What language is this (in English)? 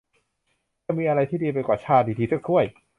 Thai